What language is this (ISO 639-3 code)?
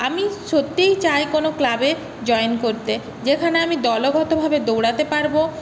ben